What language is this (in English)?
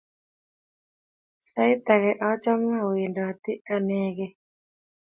Kalenjin